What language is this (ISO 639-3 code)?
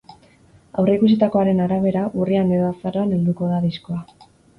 eus